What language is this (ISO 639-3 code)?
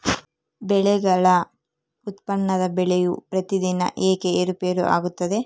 kan